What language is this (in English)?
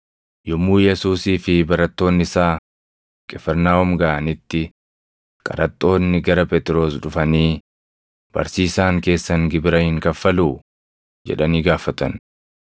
Oromo